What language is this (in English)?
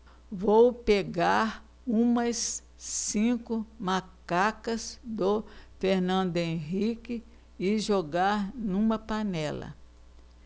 Portuguese